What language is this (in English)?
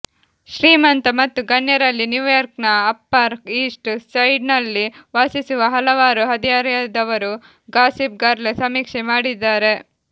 Kannada